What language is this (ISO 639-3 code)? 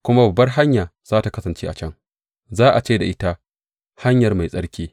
hau